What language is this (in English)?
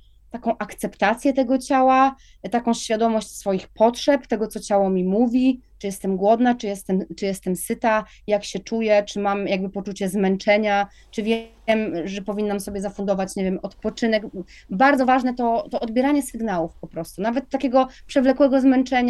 Polish